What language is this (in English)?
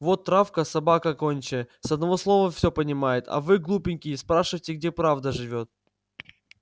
Russian